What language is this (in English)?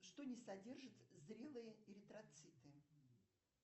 Russian